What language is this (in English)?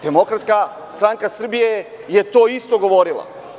Serbian